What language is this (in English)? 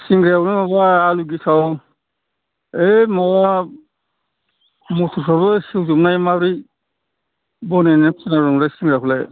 Bodo